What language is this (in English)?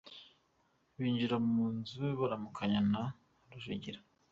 Kinyarwanda